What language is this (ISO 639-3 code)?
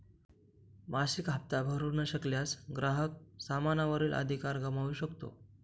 mar